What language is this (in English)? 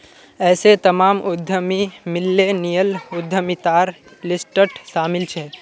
Magahi